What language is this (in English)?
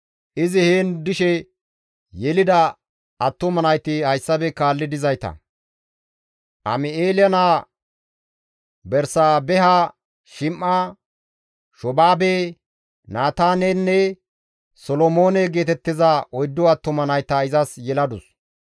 Gamo